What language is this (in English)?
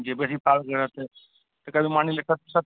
Maithili